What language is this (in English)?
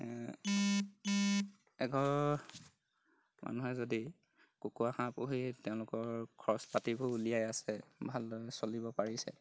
Assamese